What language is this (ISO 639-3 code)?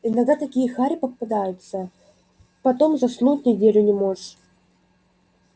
rus